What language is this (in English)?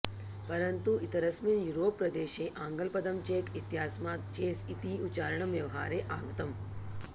Sanskrit